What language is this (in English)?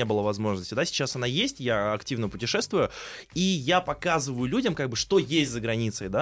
Russian